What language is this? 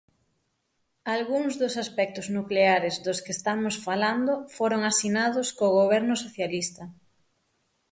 Galician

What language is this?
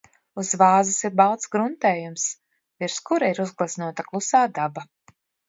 Latvian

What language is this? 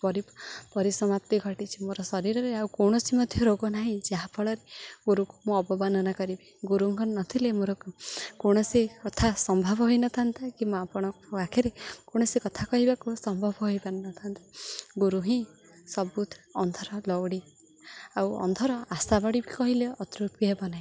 Odia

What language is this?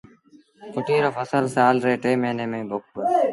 Sindhi Bhil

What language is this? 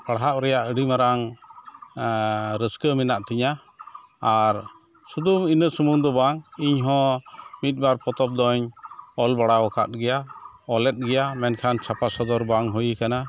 Santali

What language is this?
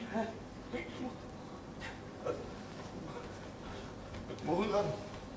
Hindi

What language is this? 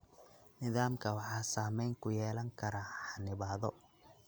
Somali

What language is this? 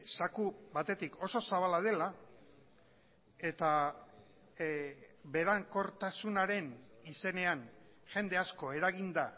Basque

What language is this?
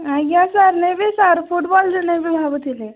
Odia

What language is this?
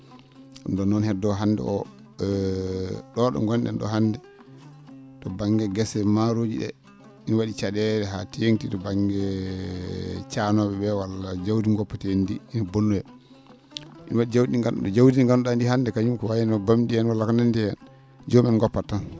Fula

